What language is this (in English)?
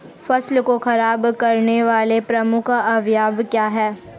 Hindi